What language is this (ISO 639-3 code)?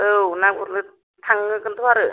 brx